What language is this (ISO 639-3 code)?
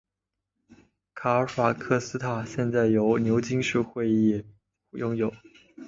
zho